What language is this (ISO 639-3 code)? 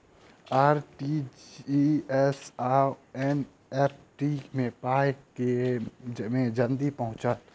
mai